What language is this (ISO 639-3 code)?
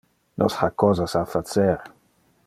ina